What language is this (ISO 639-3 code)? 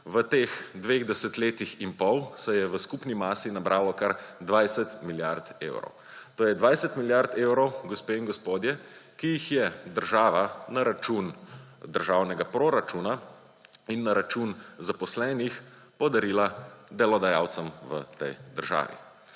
slv